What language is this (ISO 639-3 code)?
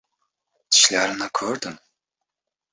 uzb